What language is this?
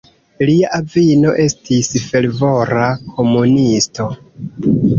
Esperanto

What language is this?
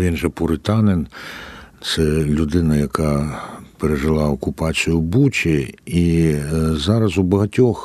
Ukrainian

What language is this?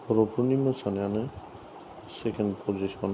Bodo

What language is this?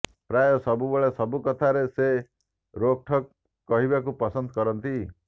Odia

